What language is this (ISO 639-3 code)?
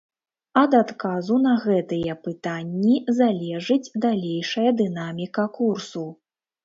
bel